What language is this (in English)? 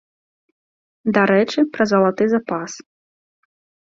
Belarusian